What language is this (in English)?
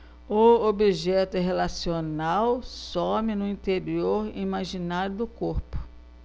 Portuguese